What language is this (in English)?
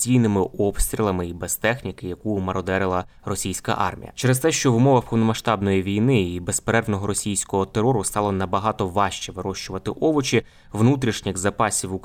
Ukrainian